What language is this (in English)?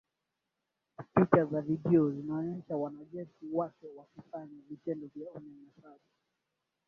Swahili